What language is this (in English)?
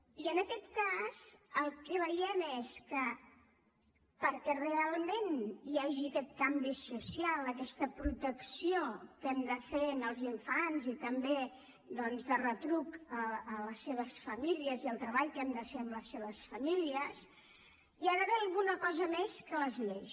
Catalan